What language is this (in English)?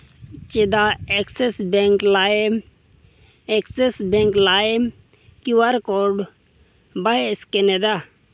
Santali